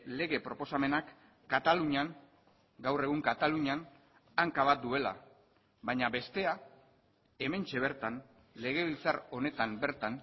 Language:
Basque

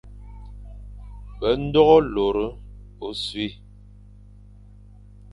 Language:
Fang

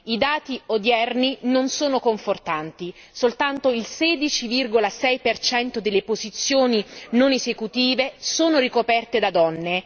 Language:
Italian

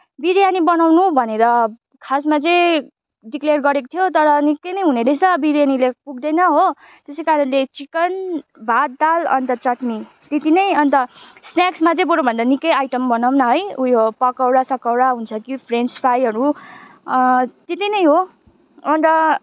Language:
Nepali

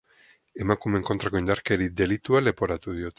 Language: Basque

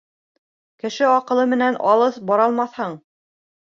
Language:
Bashkir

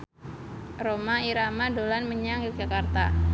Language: Javanese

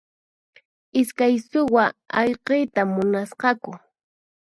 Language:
Puno Quechua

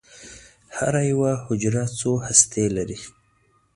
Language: Pashto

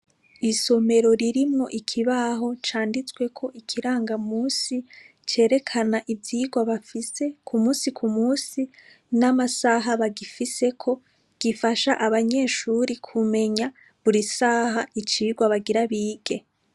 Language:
Rundi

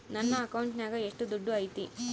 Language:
Kannada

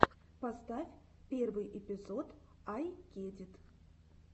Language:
Russian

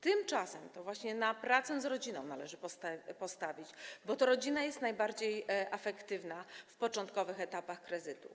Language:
Polish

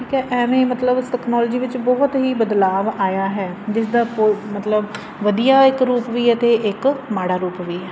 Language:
Punjabi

